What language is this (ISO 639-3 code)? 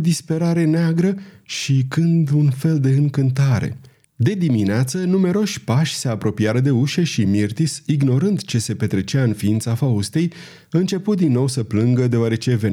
ron